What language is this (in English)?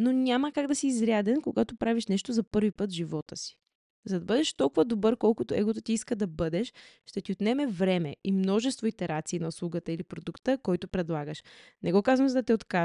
Bulgarian